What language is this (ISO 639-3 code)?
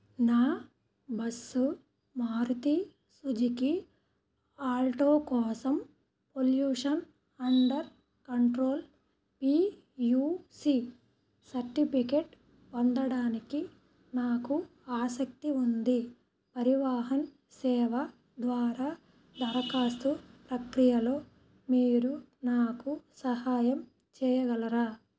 tel